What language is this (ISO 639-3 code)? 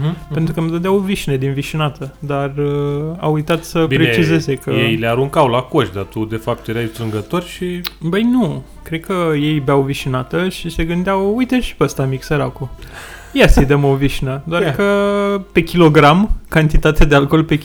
ron